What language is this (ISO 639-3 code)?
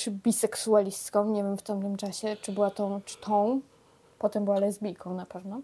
pol